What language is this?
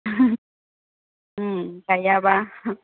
Bodo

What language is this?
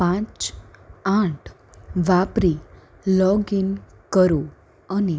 Gujarati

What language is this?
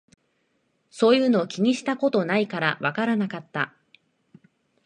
Japanese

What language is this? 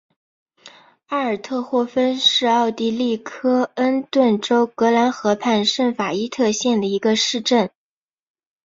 Chinese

